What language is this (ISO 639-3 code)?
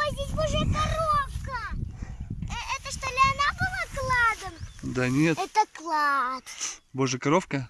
rus